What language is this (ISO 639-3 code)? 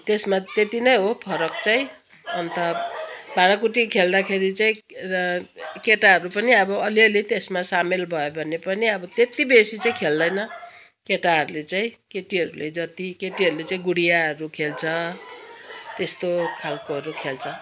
nep